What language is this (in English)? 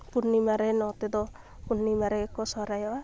Santali